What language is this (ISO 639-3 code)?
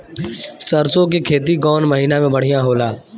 bho